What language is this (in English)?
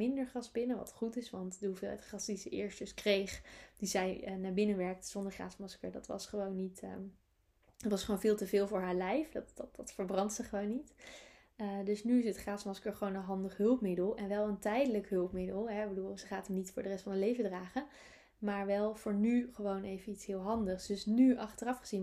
Dutch